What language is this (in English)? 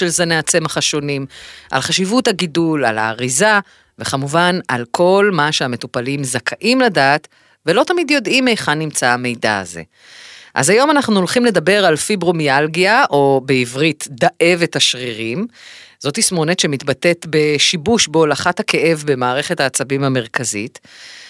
Hebrew